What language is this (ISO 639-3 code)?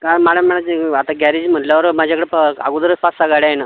mar